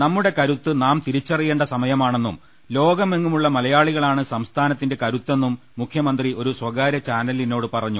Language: Malayalam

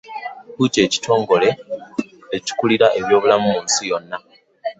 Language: Ganda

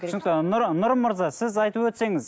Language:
Kazakh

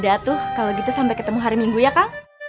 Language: Indonesian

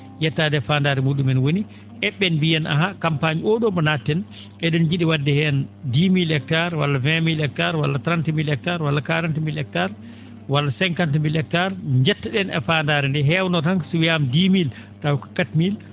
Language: Fula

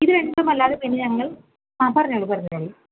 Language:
Malayalam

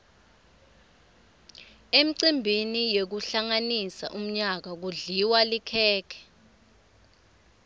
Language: Swati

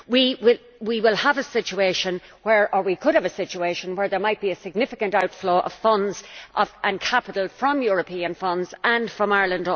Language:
English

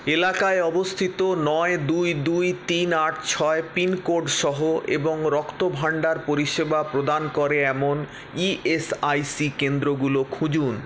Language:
Bangla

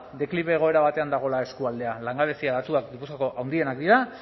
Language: Basque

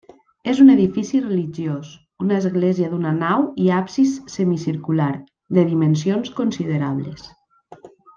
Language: Catalan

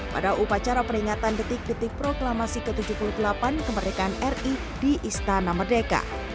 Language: Indonesian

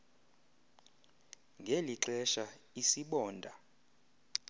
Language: Xhosa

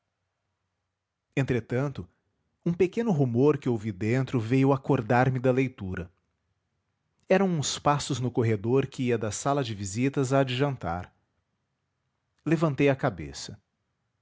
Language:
Portuguese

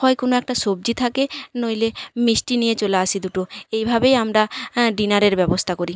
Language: Bangla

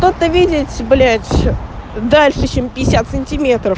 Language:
Russian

